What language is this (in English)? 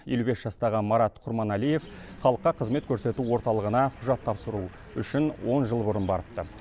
Kazakh